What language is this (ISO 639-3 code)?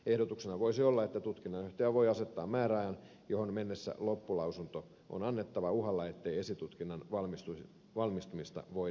fin